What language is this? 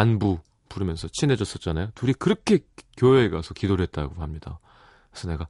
Korean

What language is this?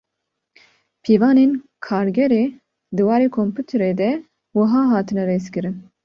Kurdish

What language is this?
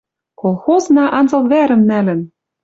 Western Mari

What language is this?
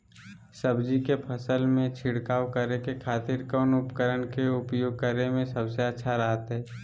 Magahi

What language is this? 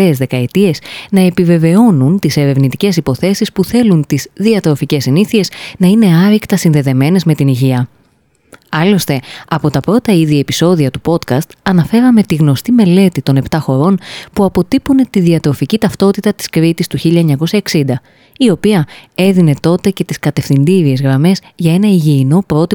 Greek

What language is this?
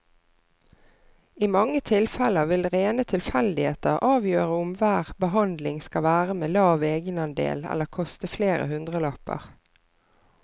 Norwegian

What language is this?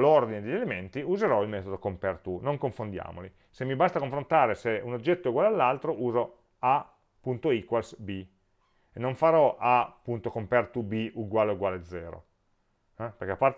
Italian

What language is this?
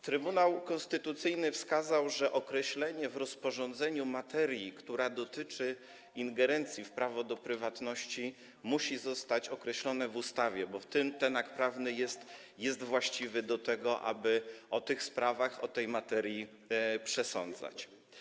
Polish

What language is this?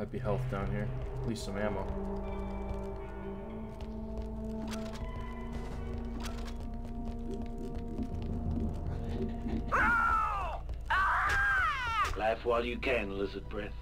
English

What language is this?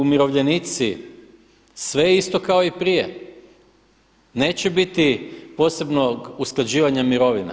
Croatian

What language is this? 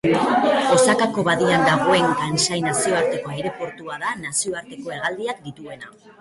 Basque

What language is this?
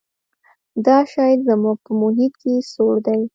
Pashto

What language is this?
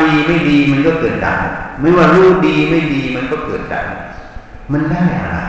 Thai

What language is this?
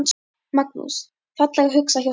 Icelandic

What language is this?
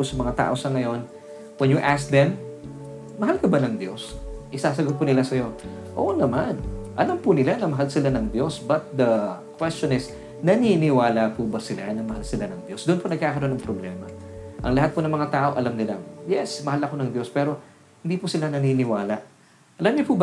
Filipino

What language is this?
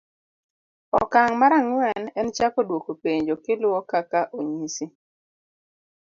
Luo (Kenya and Tanzania)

